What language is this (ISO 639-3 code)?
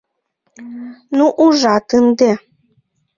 chm